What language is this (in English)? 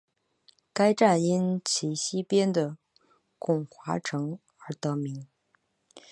Chinese